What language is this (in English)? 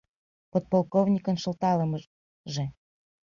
Mari